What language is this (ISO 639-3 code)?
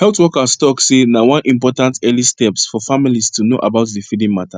pcm